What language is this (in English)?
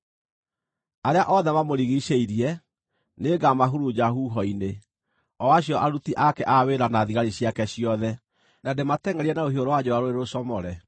Kikuyu